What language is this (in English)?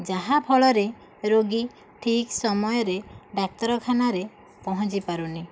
Odia